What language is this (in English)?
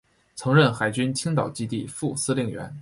Chinese